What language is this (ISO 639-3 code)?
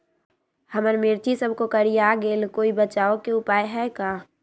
mag